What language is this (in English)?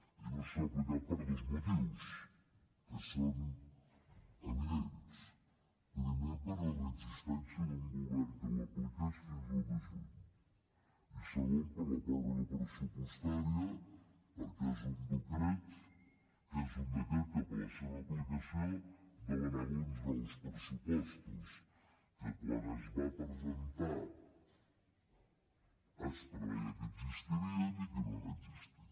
Catalan